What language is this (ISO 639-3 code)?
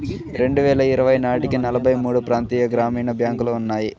tel